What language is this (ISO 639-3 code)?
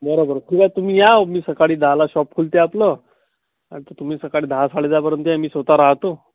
mar